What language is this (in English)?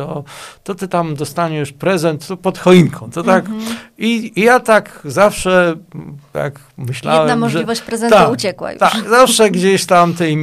Polish